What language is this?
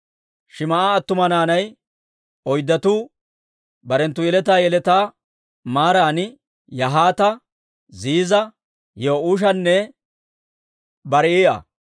Dawro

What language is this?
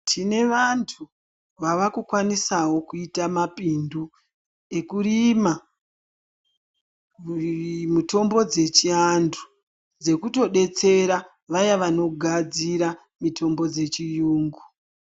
Ndau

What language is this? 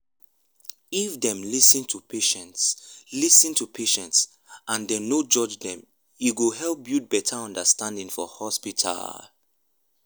Nigerian Pidgin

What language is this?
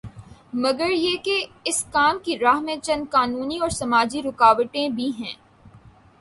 Urdu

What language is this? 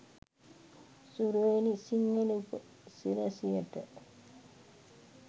Sinhala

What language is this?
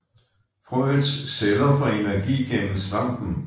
Danish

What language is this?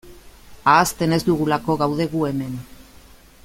Basque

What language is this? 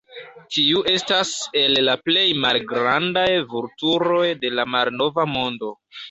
Esperanto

